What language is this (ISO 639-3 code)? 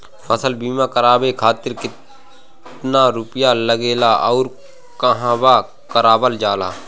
bho